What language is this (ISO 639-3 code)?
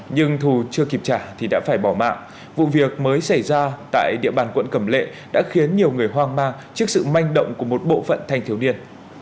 vie